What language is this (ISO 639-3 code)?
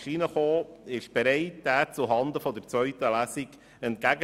gsw